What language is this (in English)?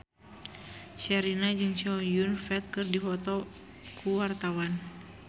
Sundanese